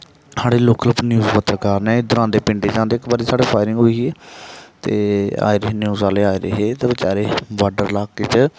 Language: Dogri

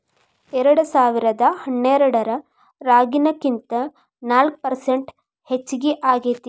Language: Kannada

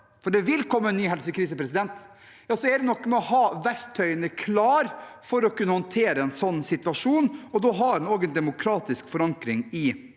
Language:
Norwegian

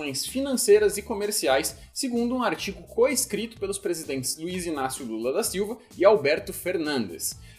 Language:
Portuguese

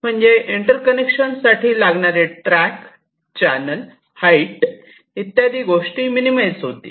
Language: Marathi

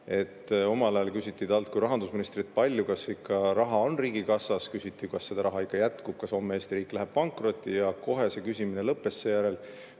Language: Estonian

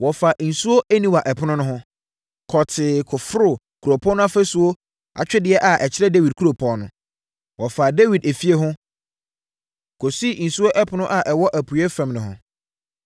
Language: Akan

